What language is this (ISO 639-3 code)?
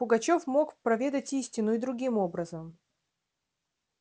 rus